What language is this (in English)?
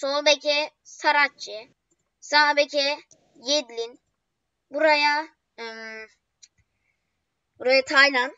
Turkish